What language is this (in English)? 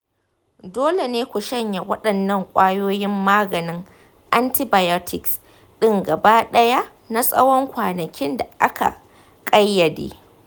Hausa